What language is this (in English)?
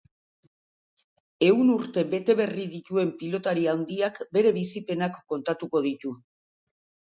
Basque